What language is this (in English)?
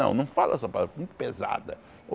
Portuguese